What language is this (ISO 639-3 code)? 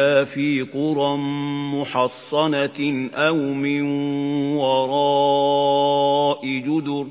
ara